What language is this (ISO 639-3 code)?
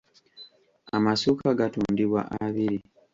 lug